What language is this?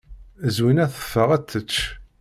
Kabyle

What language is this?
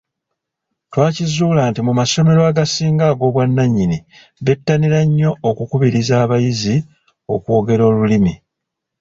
Ganda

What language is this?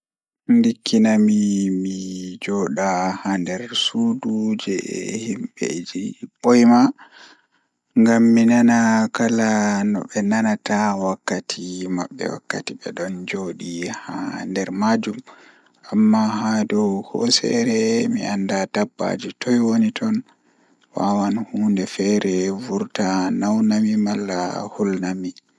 Fula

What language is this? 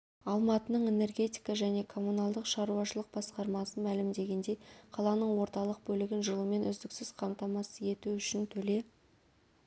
Kazakh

